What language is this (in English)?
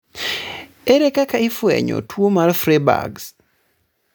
Luo (Kenya and Tanzania)